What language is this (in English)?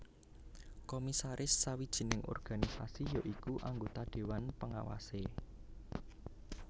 Javanese